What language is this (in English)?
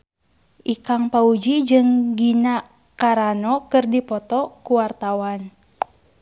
Sundanese